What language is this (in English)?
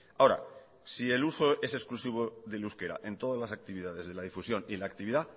Spanish